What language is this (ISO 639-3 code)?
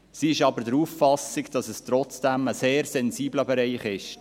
gsw